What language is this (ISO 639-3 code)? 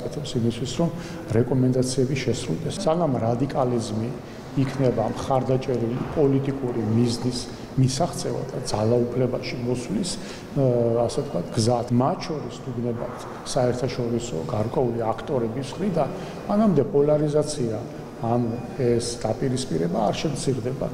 tur